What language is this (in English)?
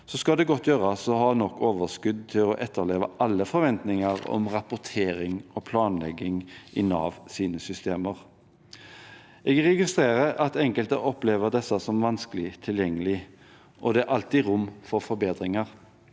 Norwegian